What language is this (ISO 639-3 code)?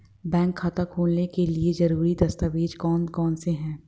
hin